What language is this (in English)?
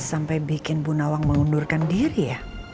Indonesian